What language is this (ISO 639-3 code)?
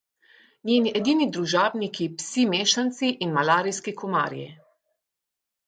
slv